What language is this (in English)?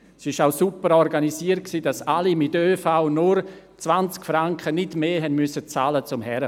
Swiss German